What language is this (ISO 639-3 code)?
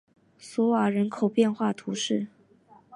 zho